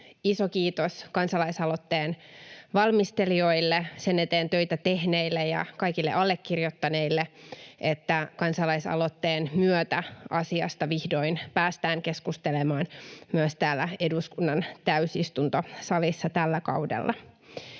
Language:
Finnish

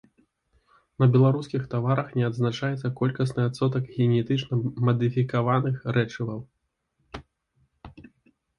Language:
Belarusian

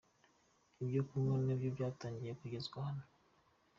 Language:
Kinyarwanda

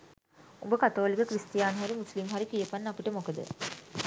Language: Sinhala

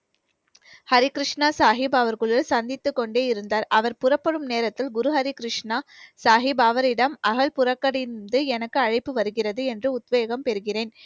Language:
Tamil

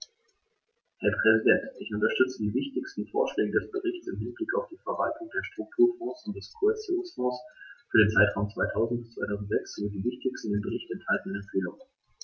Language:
German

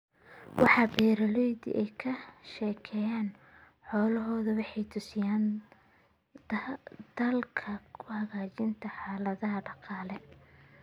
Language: Somali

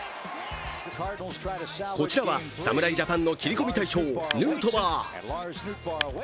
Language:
Japanese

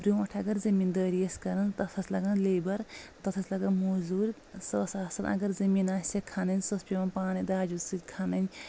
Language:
Kashmiri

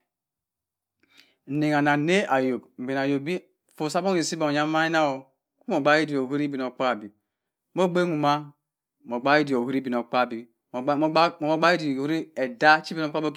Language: Cross River Mbembe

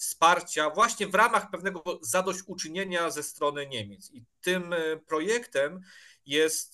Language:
Polish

